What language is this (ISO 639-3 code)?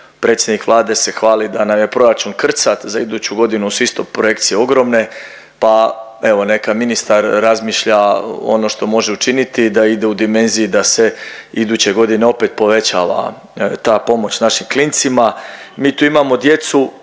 hrv